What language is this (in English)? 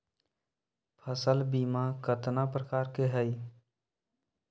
Magahi